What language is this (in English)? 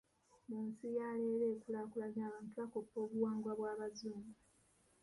Ganda